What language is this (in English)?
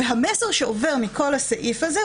Hebrew